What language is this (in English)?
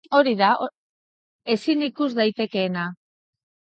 Basque